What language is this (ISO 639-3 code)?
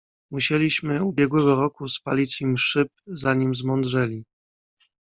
pol